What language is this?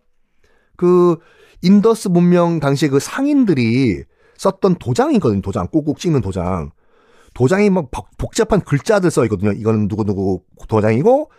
Korean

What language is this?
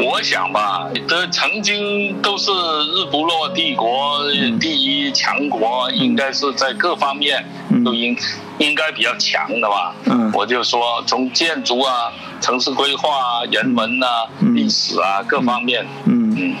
Chinese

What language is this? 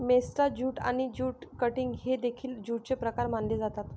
Marathi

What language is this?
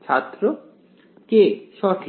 Bangla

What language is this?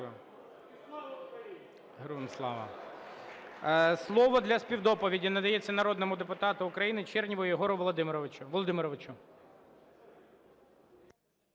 Ukrainian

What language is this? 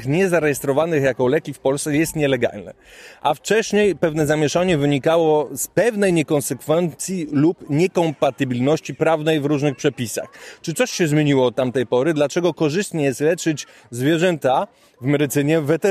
Polish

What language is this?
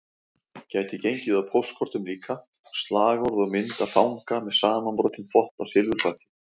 Icelandic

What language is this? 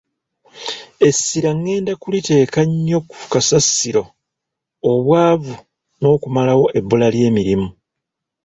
Ganda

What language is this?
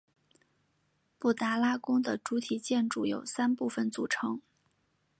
Chinese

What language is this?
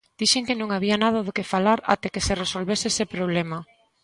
Galician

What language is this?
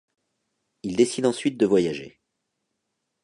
French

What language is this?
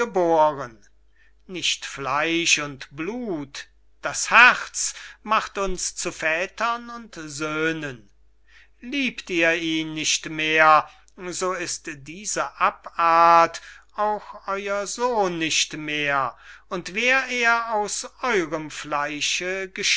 German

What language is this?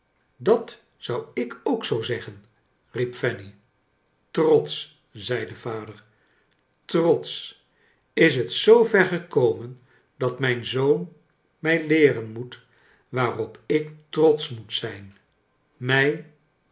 Dutch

